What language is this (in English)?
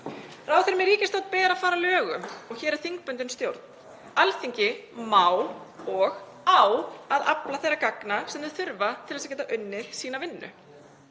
Icelandic